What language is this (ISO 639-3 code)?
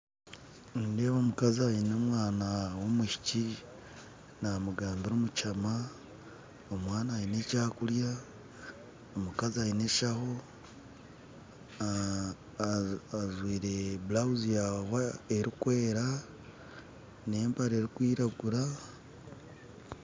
nyn